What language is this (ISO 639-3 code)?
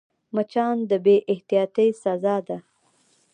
pus